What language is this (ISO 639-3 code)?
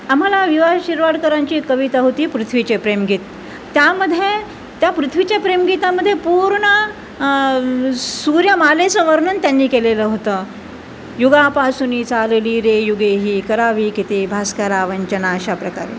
mar